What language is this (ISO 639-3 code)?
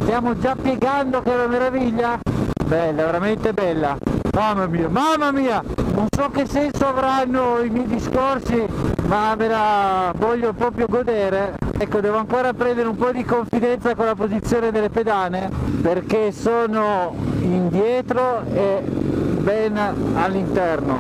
ita